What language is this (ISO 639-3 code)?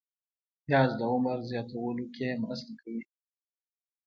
pus